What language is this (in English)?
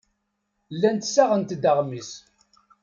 Kabyle